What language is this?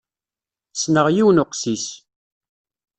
Kabyle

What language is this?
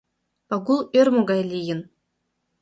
Mari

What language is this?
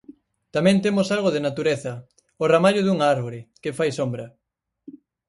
Galician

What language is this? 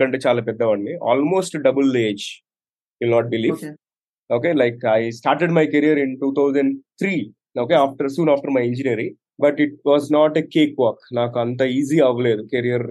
Telugu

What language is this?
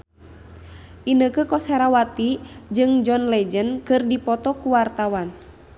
Sundanese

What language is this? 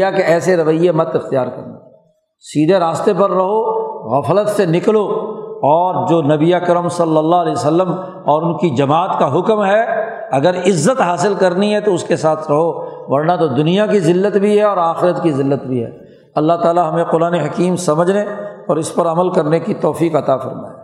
Urdu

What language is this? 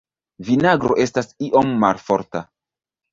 Esperanto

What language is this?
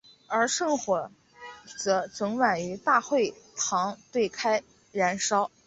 Chinese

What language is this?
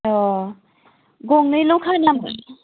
Bodo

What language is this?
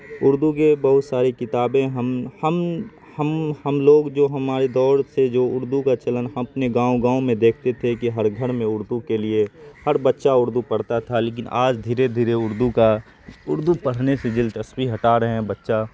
Urdu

